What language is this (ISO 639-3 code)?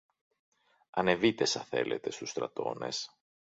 ell